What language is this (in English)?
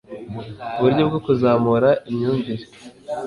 Kinyarwanda